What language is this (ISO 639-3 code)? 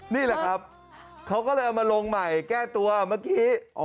tha